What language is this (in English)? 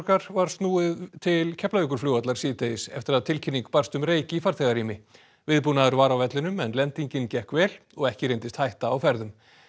Icelandic